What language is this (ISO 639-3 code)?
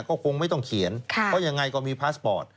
tha